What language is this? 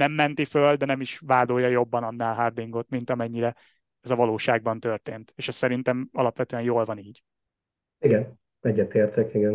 Hungarian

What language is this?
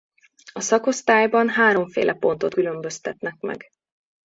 Hungarian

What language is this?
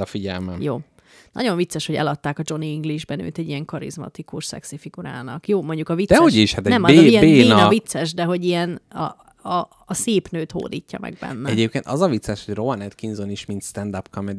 Hungarian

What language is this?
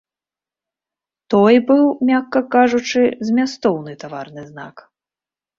Belarusian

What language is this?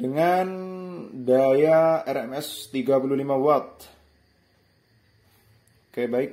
Indonesian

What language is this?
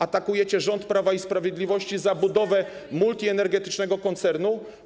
Polish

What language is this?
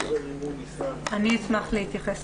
Hebrew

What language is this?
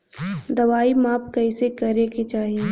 Bhojpuri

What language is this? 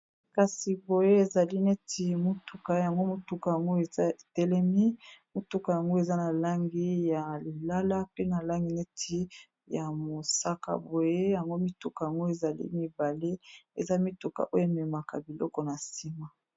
Lingala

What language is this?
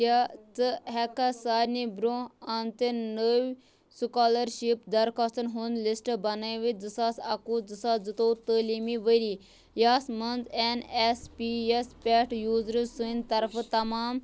Kashmiri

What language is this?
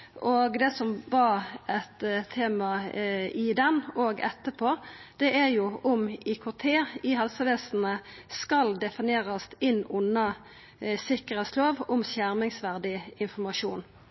Norwegian Nynorsk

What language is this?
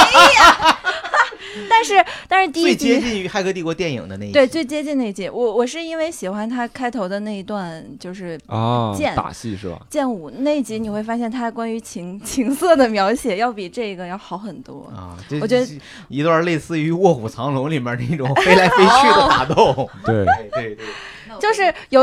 Chinese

